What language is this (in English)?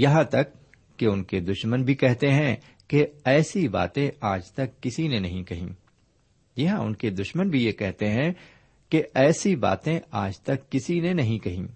Urdu